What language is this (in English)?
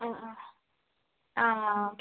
Malayalam